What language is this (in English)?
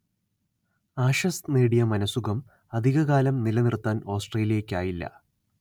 Malayalam